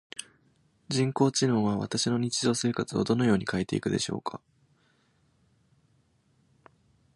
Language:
Japanese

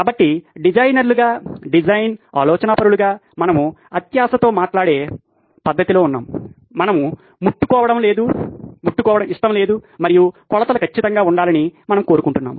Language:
Telugu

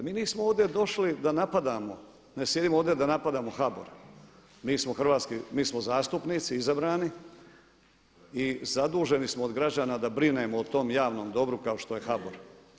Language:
Croatian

